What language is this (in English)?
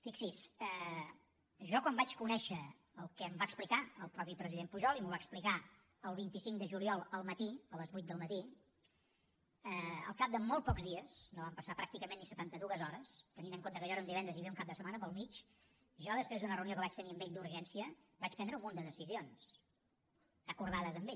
Catalan